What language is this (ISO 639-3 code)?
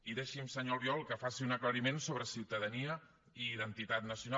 cat